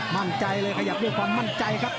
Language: Thai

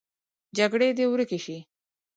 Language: Pashto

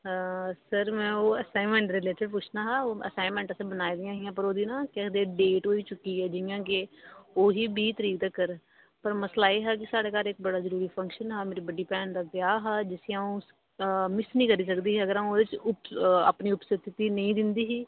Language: Dogri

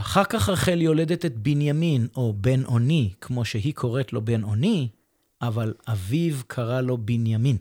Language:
Hebrew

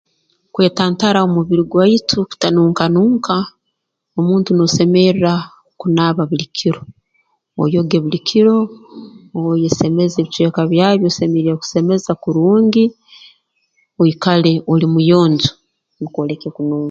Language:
Tooro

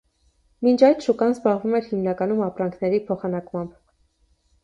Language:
Armenian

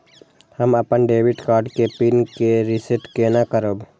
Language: Maithili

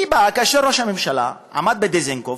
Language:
Hebrew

